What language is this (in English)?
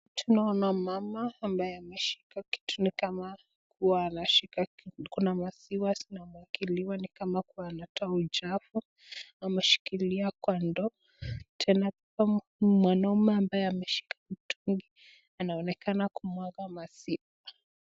Swahili